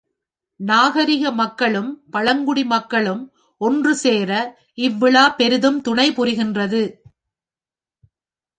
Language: Tamil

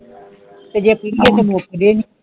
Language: Punjabi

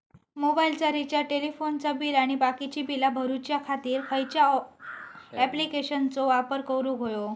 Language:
Marathi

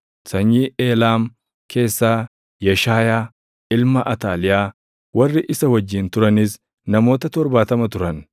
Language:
Oromo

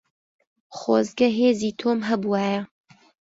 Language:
Central Kurdish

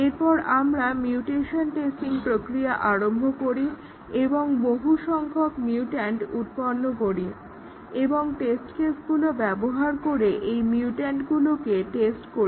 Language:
Bangla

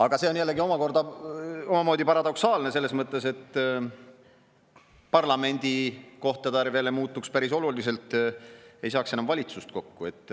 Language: Estonian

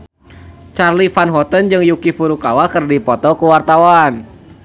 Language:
Sundanese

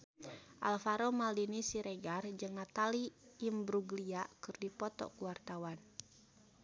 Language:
Sundanese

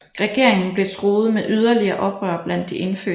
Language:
Danish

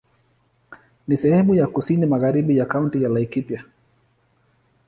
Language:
Swahili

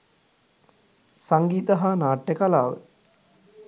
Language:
Sinhala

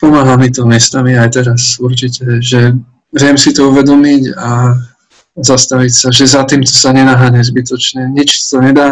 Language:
Slovak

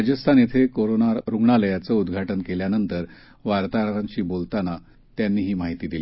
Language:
Marathi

